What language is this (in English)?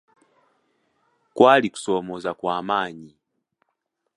Ganda